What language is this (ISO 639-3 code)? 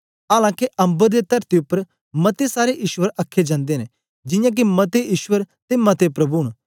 doi